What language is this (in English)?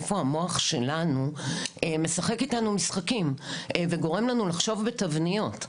Hebrew